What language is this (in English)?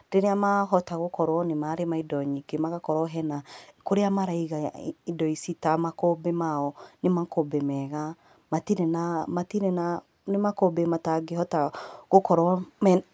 Kikuyu